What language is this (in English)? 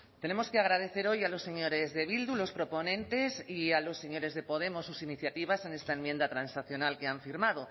Spanish